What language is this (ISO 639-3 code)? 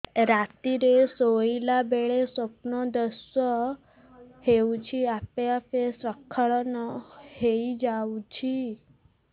ori